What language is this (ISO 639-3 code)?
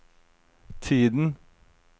nor